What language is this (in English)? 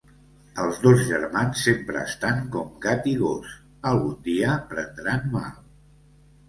Catalan